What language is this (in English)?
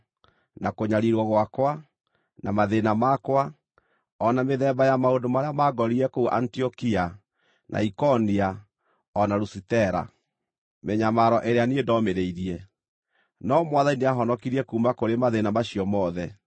Kikuyu